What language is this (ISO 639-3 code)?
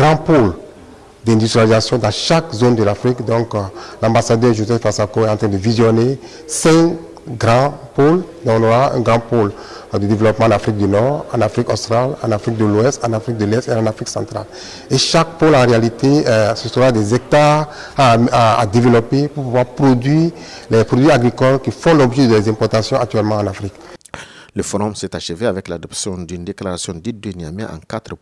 fra